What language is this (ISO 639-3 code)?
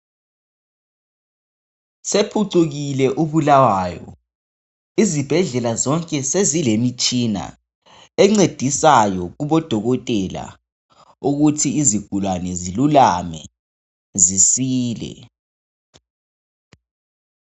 nde